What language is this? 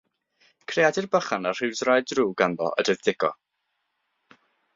Welsh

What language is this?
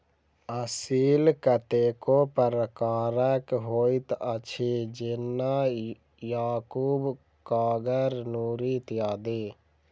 Maithili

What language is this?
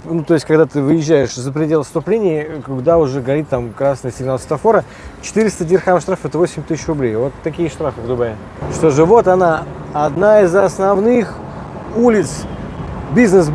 Russian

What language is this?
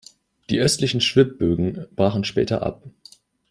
German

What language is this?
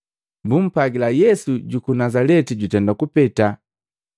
Matengo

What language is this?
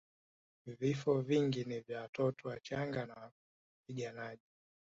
Swahili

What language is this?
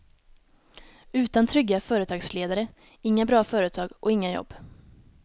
Swedish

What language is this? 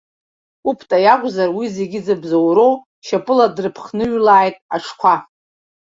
Abkhazian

